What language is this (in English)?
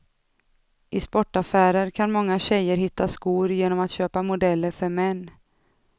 Swedish